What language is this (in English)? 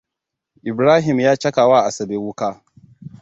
Hausa